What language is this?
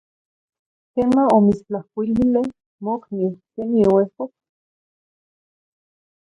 Zacatlán-Ahuacatlán-Tepetzintla Nahuatl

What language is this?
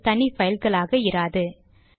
Tamil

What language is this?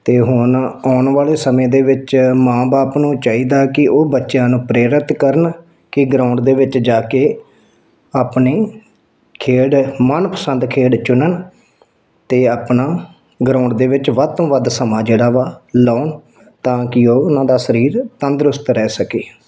Punjabi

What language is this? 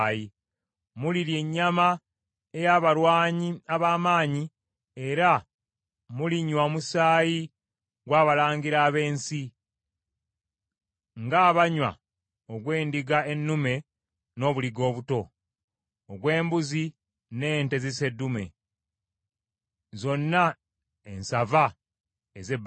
Ganda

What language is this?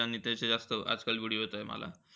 Marathi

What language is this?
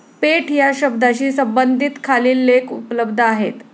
Marathi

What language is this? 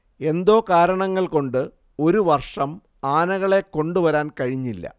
Malayalam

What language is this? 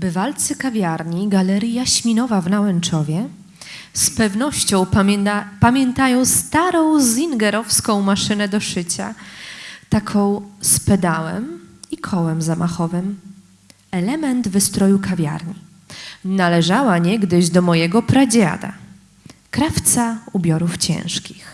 Polish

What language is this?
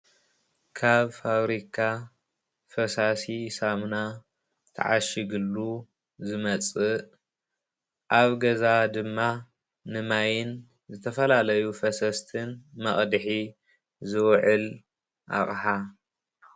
Tigrinya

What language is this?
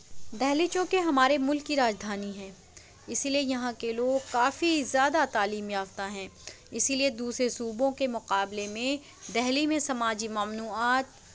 Urdu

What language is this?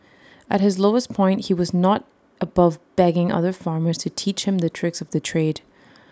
English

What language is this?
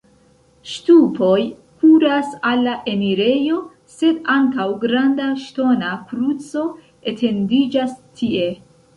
Esperanto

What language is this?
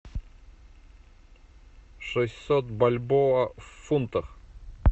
Russian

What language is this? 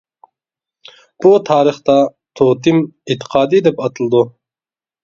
Uyghur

